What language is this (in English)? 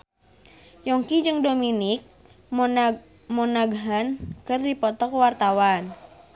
Sundanese